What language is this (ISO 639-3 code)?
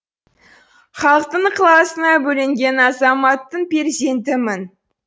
kaz